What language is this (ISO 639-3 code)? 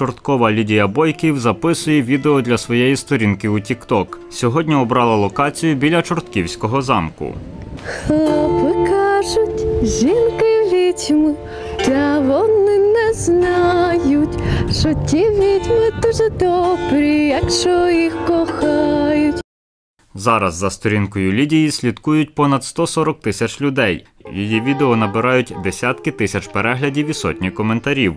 ukr